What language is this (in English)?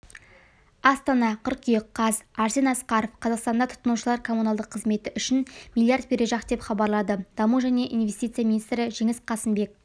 Kazakh